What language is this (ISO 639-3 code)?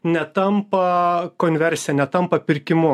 lit